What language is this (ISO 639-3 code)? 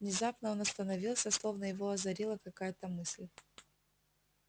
rus